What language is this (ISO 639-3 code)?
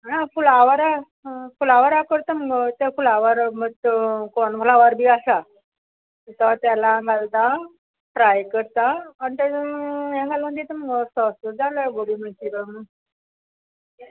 kok